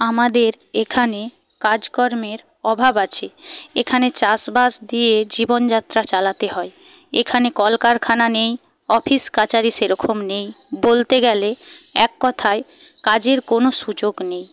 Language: Bangla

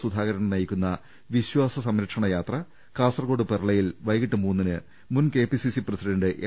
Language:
Malayalam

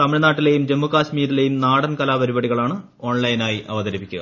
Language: Malayalam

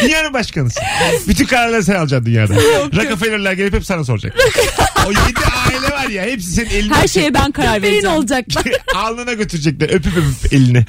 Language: Turkish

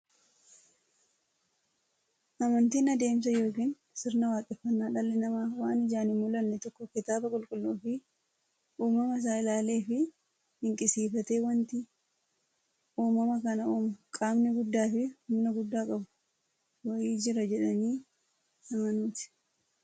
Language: Oromo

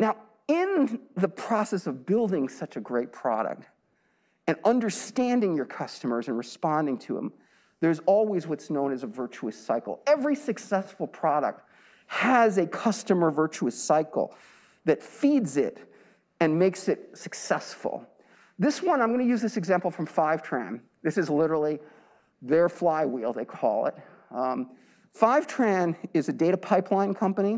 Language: English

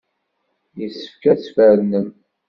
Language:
Kabyle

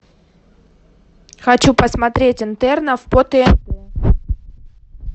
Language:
Russian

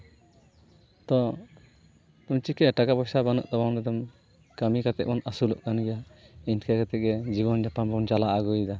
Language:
Santali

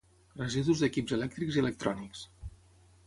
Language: Catalan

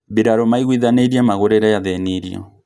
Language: Kikuyu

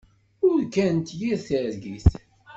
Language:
Kabyle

